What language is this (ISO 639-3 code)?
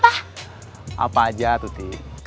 ind